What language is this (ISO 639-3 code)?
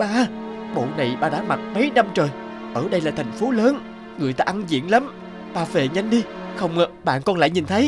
vie